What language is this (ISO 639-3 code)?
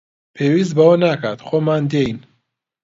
ckb